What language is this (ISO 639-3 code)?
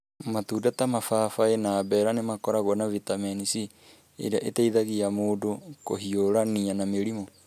kik